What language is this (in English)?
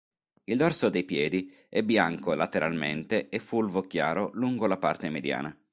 Italian